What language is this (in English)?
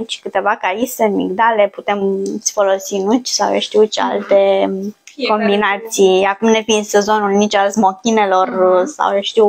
Romanian